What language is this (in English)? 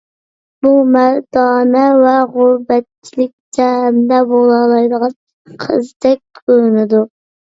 Uyghur